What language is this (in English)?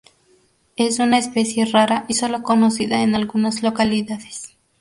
Spanish